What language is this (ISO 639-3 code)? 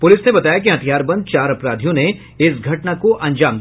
hin